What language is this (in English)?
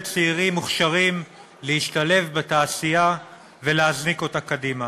Hebrew